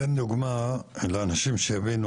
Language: Hebrew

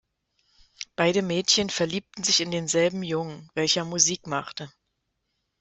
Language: German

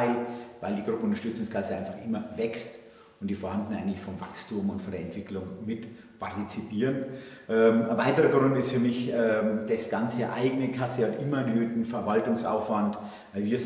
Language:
German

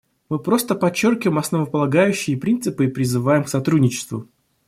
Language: Russian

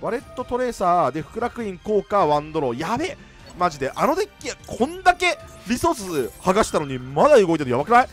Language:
Japanese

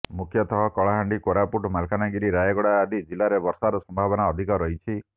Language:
Odia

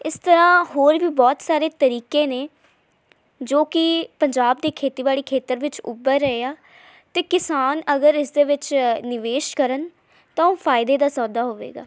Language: Punjabi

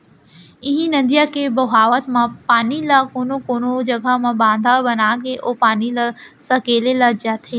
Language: Chhattisgarhi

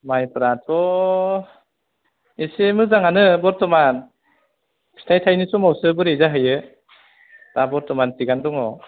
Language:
Bodo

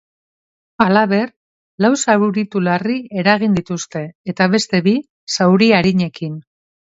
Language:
Basque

